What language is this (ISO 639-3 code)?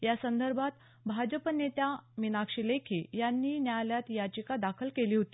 mar